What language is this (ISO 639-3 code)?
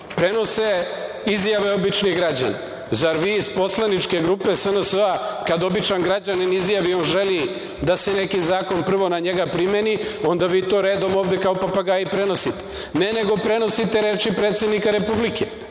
srp